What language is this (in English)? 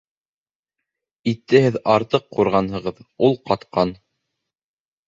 Bashkir